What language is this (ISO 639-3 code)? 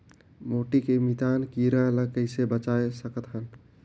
hne